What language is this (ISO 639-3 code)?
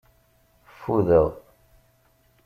kab